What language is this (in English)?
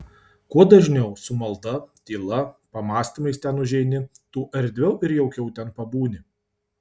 Lithuanian